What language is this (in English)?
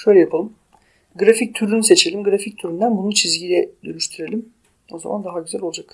Turkish